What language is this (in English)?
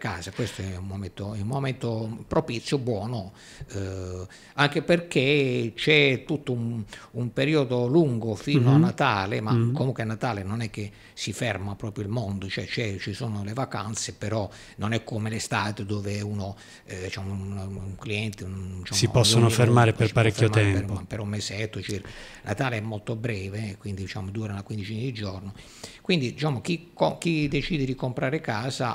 Italian